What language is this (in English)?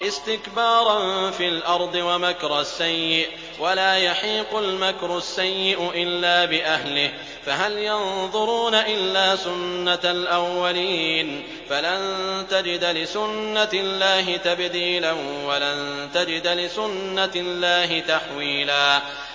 Arabic